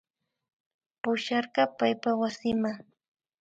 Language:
Imbabura Highland Quichua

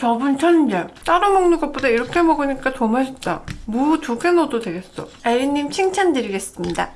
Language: Korean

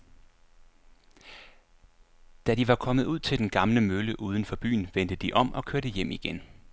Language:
Danish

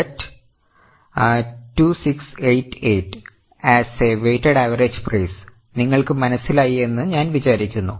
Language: Malayalam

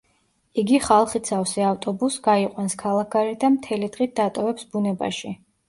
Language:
Georgian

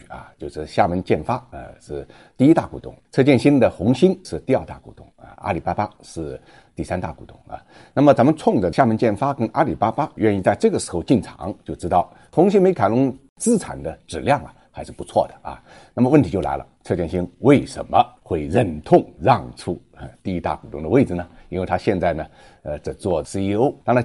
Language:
Chinese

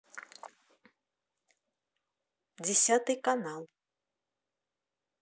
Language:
Russian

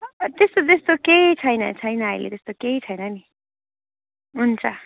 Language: Nepali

